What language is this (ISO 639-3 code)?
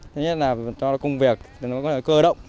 vie